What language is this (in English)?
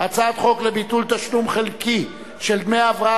Hebrew